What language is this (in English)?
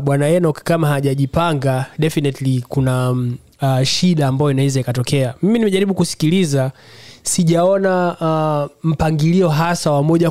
Swahili